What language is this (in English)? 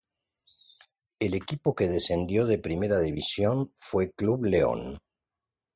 Spanish